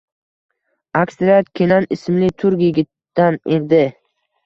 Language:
Uzbek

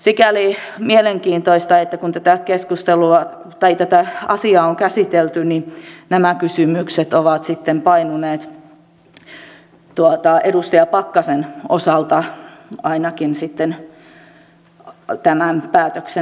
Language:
Finnish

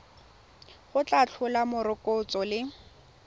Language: Tswana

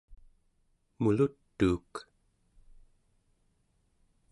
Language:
Central Yupik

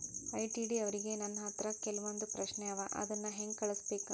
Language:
Kannada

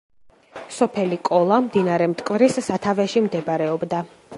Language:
Georgian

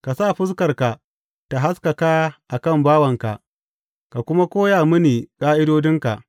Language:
Hausa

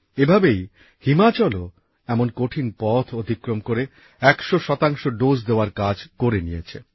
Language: Bangla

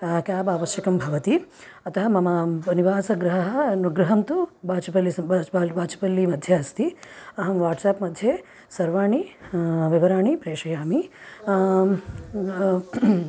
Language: Sanskrit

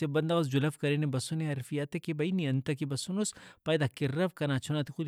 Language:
Brahui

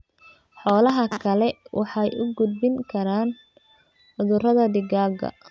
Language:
Somali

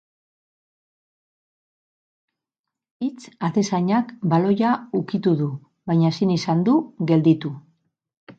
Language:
Basque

